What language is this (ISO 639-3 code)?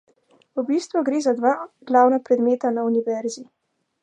slv